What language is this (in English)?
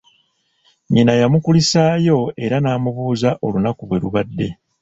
Ganda